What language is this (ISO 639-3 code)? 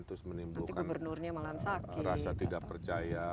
ind